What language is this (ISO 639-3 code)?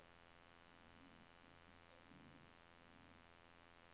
nor